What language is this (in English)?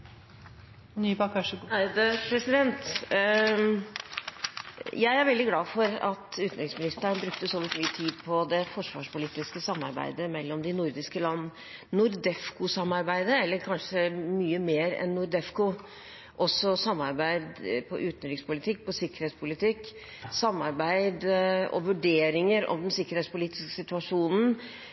Norwegian Bokmål